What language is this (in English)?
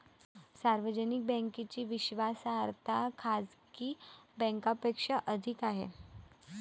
Marathi